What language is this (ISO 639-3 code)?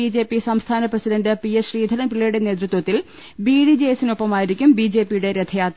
mal